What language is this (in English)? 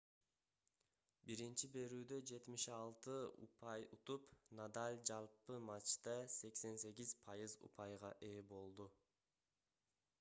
Kyrgyz